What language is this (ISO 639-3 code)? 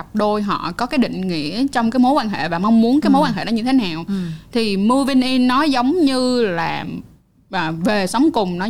vie